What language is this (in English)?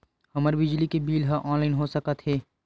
Chhattisgarhi